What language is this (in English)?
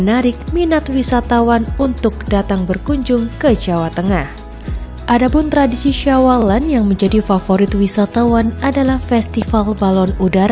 Indonesian